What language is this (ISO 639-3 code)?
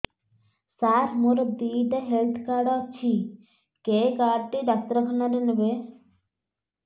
ori